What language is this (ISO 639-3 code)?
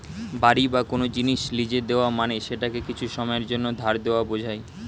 ben